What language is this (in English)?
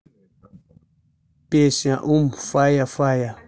Russian